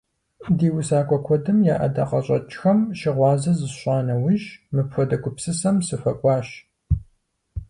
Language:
Kabardian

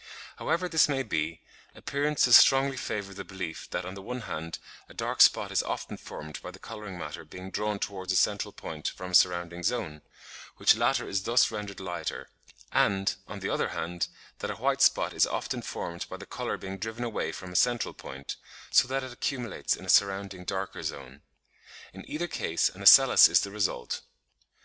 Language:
English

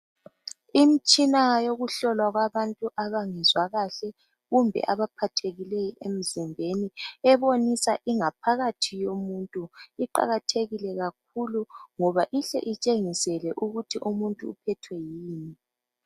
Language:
North Ndebele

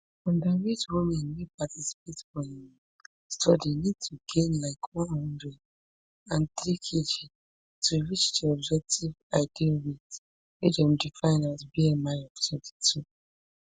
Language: Nigerian Pidgin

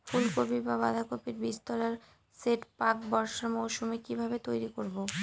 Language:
Bangla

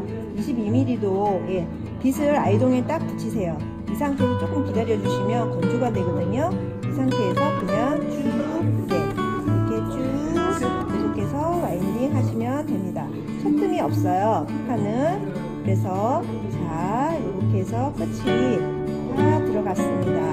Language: Korean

